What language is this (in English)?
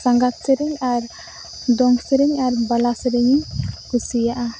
Santali